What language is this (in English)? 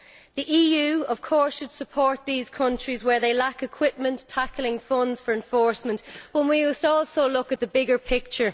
English